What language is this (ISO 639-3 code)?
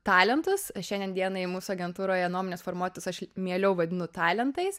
lit